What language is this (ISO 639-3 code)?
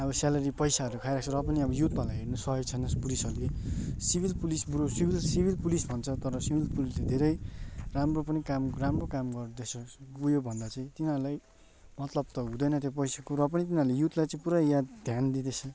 nep